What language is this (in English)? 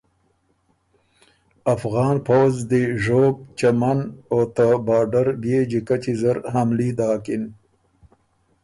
Ormuri